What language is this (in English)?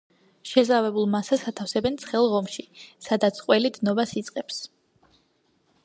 Georgian